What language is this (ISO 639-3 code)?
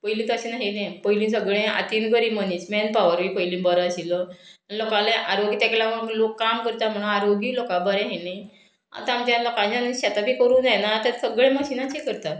kok